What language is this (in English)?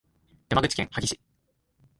Japanese